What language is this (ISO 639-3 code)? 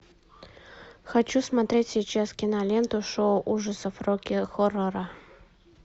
rus